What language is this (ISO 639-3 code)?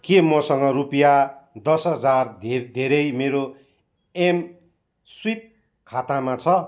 nep